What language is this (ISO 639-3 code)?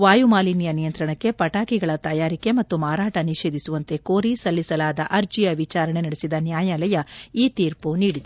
kan